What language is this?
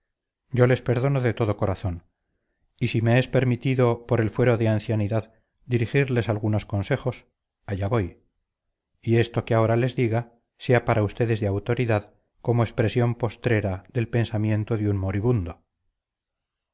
Spanish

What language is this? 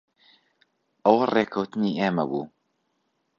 Central Kurdish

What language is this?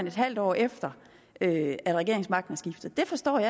Danish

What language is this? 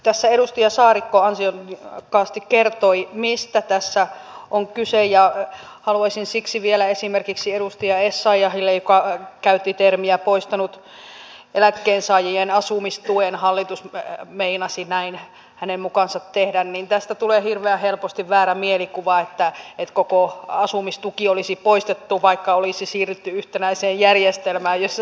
Finnish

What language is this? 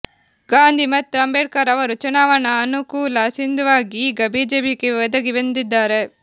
Kannada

